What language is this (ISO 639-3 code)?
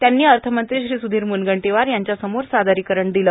mar